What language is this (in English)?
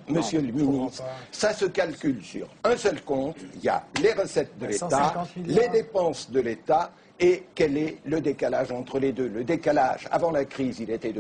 French